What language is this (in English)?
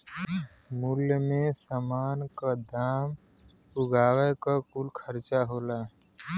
Bhojpuri